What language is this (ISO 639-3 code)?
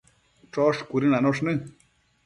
mcf